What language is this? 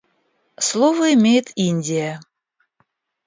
Russian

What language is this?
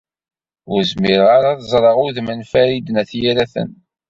Kabyle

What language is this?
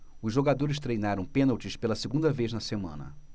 Portuguese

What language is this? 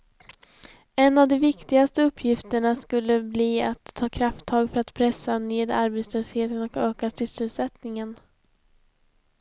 Swedish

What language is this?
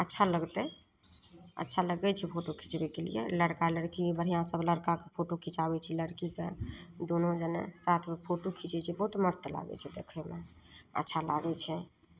Maithili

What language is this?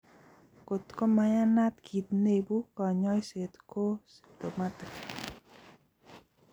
Kalenjin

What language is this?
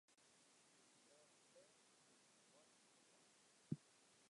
Western Frisian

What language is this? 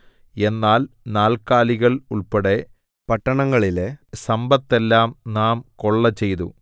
Malayalam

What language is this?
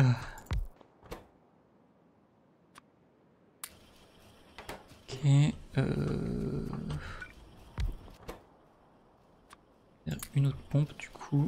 French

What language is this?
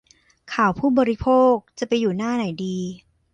Thai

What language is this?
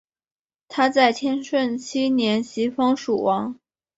Chinese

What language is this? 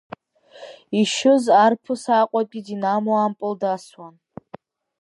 Abkhazian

